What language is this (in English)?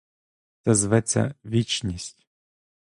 Ukrainian